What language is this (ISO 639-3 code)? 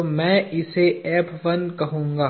hin